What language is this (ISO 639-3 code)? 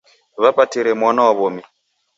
dav